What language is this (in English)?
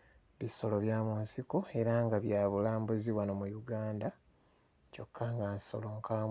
Ganda